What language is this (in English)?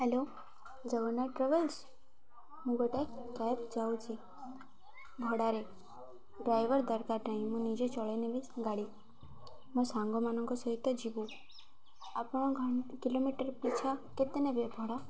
Odia